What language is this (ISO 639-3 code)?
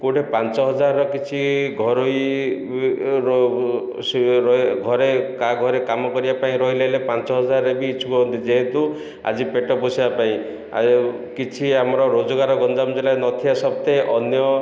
ori